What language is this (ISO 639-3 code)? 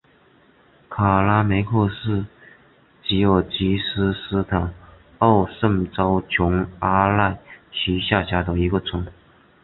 zho